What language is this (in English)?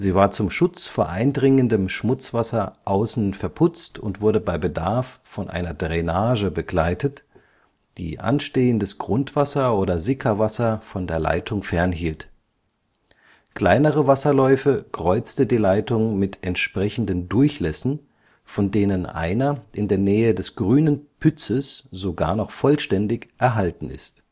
German